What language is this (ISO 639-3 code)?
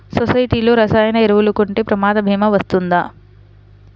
tel